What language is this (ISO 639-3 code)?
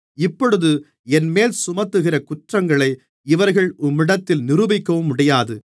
tam